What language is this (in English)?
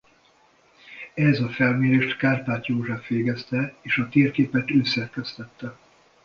Hungarian